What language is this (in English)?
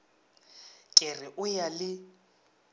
Northern Sotho